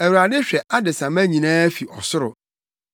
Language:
Akan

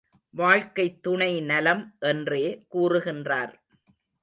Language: Tamil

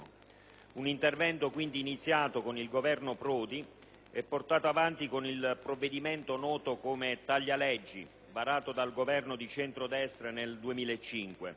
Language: Italian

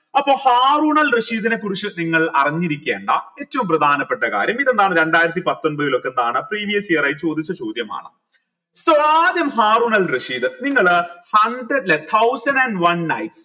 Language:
Malayalam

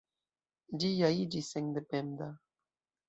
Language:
Esperanto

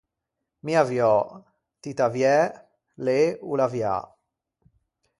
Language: Ligurian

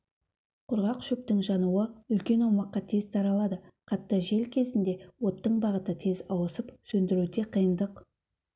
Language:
Kazakh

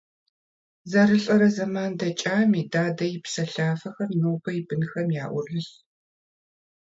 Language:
Kabardian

